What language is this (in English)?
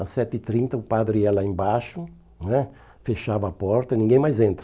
Portuguese